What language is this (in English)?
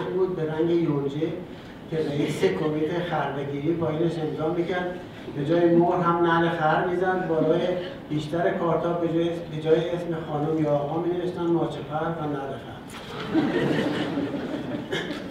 Persian